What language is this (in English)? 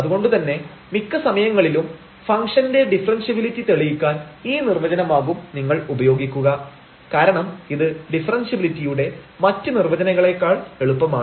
Malayalam